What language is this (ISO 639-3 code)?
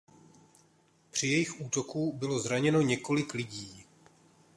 ces